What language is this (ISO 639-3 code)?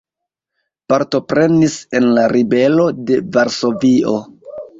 epo